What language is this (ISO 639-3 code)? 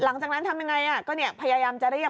tha